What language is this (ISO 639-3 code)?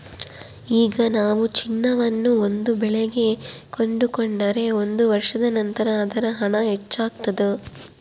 kan